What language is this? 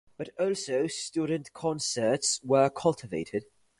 English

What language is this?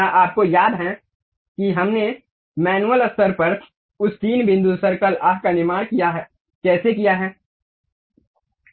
Hindi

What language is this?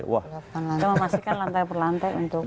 Indonesian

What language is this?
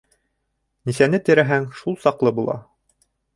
Bashkir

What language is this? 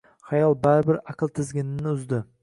Uzbek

